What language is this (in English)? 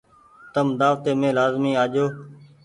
Goaria